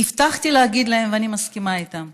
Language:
Hebrew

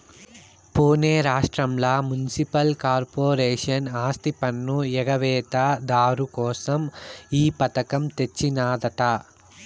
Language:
Telugu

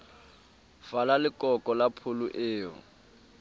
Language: Southern Sotho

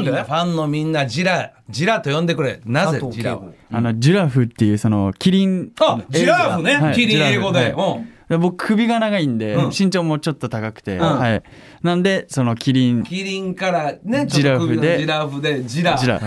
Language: Japanese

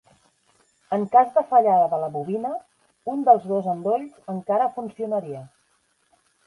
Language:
Catalan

